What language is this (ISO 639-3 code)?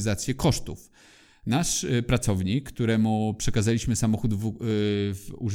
pol